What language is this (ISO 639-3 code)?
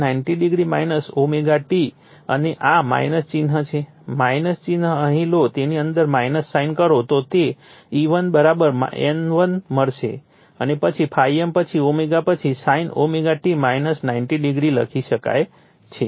guj